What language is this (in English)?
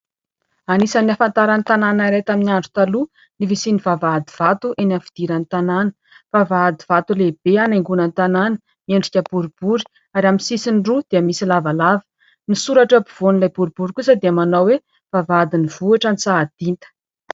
Malagasy